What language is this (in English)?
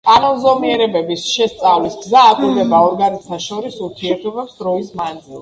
Georgian